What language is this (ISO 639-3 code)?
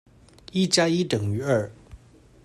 zho